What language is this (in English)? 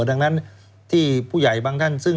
Thai